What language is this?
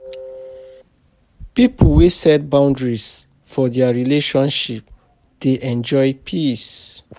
Nigerian Pidgin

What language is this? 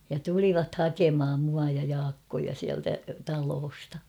Finnish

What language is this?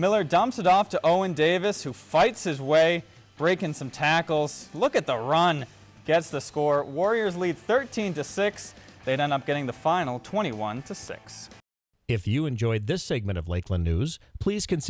English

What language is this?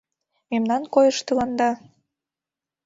Mari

